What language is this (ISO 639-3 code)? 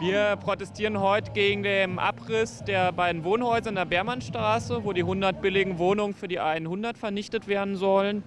deu